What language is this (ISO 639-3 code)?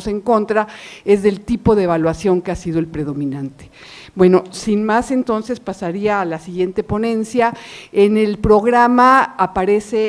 spa